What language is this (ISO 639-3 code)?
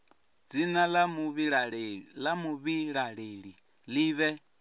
ven